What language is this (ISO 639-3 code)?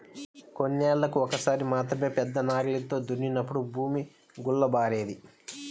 tel